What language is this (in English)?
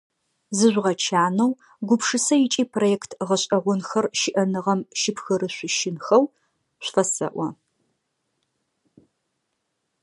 Adyghe